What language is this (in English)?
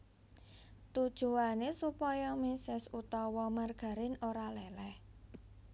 Javanese